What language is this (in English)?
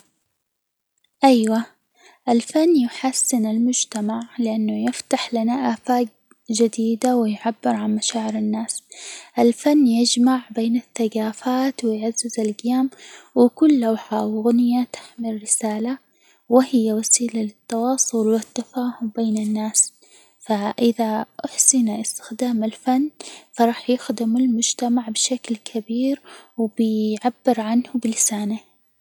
Hijazi Arabic